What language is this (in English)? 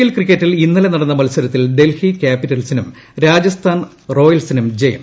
Malayalam